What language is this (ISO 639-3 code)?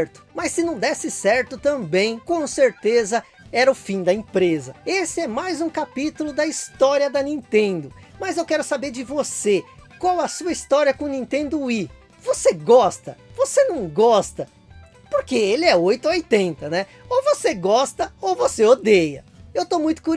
por